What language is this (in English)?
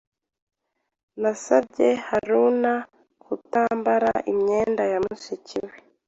Kinyarwanda